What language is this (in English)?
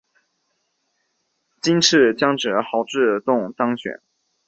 Chinese